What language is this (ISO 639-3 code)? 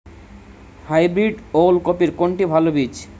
ben